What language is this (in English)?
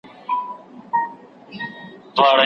Pashto